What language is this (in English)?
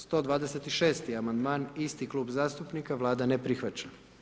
Croatian